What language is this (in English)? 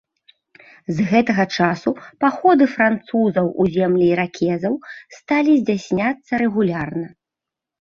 Belarusian